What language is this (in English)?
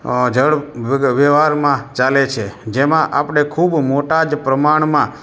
Gujarati